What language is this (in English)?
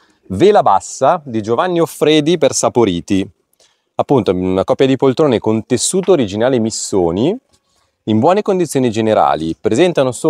Italian